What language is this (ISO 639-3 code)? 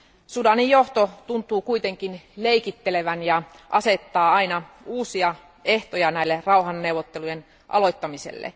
fin